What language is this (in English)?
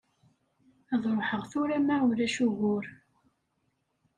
Kabyle